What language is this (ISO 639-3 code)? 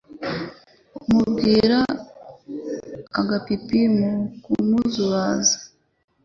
kin